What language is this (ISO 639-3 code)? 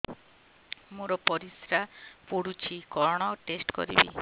ori